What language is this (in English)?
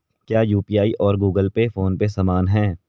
Hindi